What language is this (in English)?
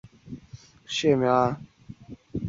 Chinese